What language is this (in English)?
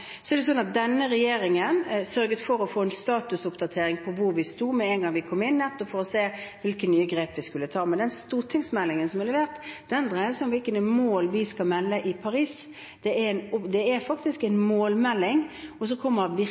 Norwegian Bokmål